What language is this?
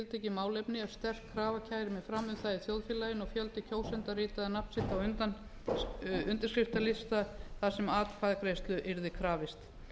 Icelandic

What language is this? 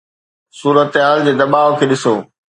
Sindhi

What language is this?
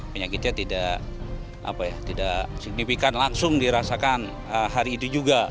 Indonesian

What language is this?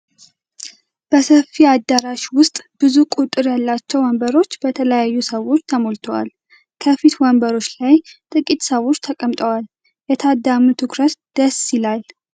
Amharic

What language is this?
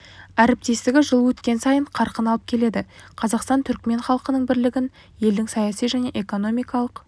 Kazakh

